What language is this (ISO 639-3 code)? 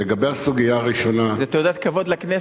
heb